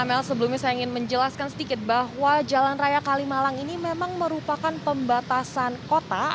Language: Indonesian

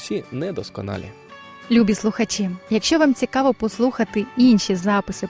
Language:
Ukrainian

